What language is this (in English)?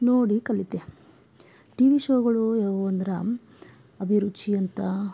Kannada